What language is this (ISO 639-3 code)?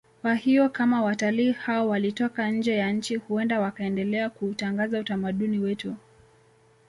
swa